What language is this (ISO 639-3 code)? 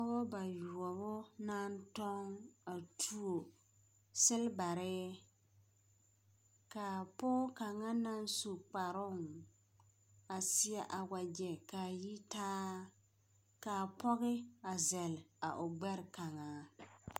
dga